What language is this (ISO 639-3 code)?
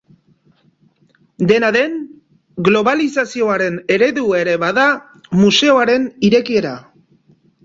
eus